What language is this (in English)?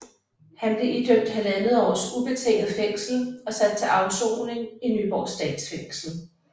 Danish